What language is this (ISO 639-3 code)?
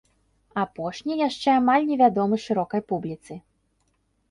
bel